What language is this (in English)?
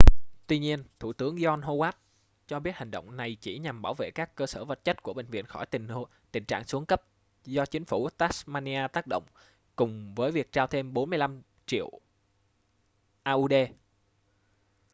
Vietnamese